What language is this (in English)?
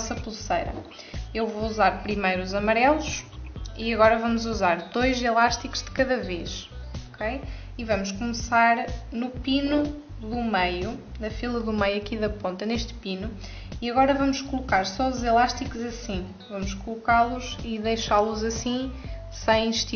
Portuguese